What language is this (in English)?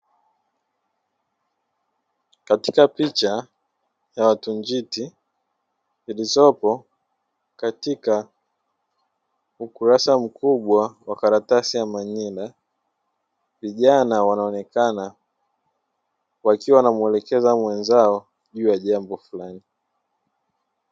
Swahili